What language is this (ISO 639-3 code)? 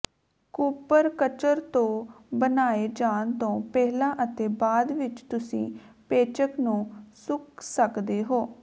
pan